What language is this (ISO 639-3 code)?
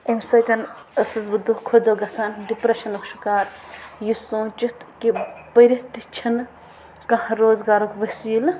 kas